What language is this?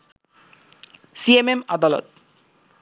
Bangla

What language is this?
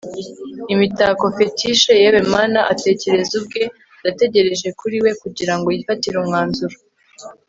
Kinyarwanda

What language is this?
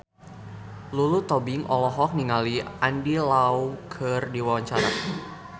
Sundanese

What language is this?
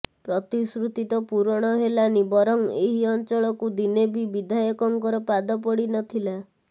Odia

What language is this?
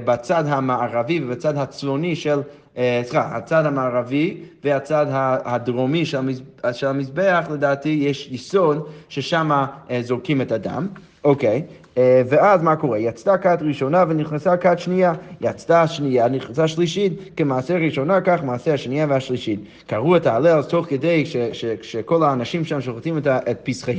Hebrew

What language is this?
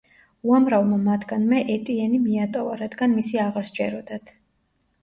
Georgian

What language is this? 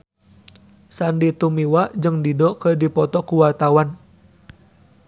Sundanese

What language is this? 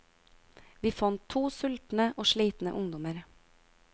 Norwegian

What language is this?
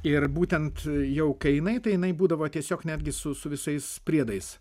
Lithuanian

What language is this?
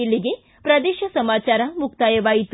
Kannada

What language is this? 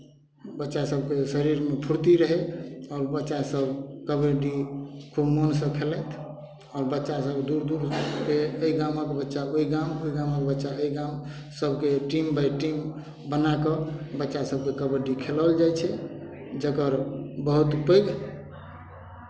Maithili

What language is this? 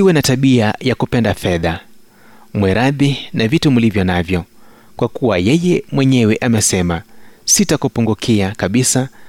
Swahili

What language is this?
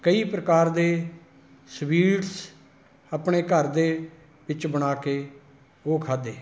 Punjabi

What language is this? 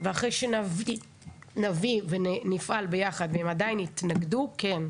Hebrew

